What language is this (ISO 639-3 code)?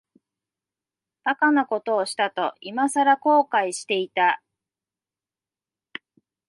jpn